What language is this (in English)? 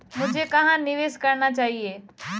Hindi